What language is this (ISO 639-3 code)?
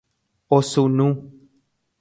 grn